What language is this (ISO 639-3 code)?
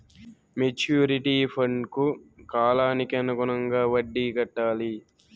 tel